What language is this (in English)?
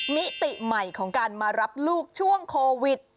Thai